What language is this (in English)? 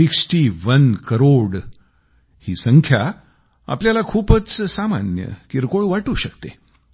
Marathi